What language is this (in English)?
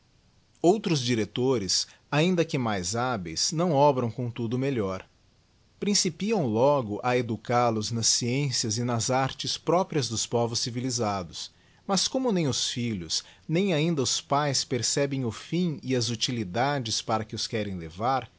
Portuguese